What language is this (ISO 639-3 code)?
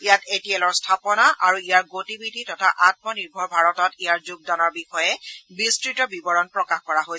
asm